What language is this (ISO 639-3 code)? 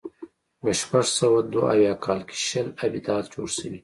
pus